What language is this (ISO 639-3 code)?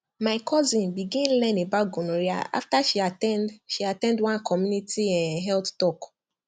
pcm